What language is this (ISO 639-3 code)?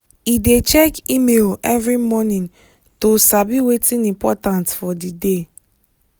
pcm